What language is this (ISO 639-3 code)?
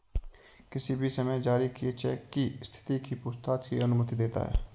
hin